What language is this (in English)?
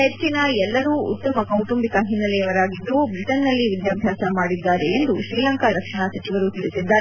Kannada